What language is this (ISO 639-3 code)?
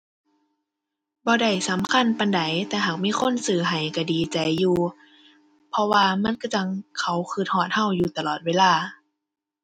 tha